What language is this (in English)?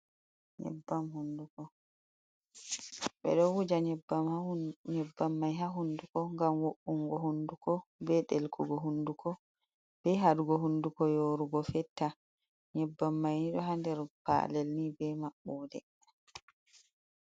Fula